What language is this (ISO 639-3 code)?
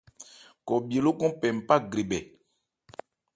ebr